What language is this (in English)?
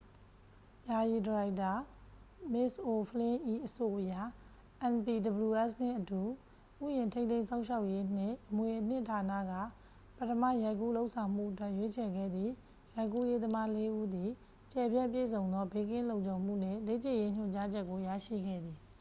Burmese